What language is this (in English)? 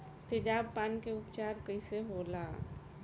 Bhojpuri